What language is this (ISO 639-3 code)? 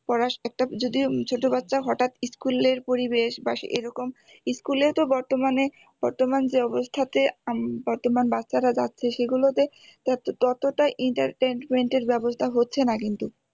ben